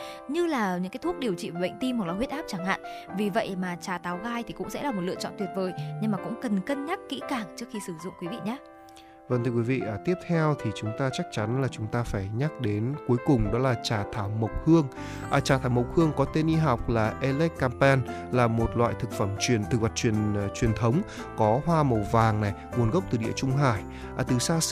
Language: Vietnamese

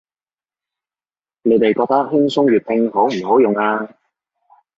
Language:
Cantonese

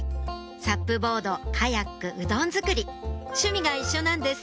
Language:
Japanese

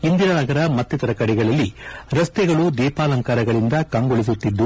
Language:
Kannada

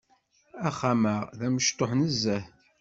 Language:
Kabyle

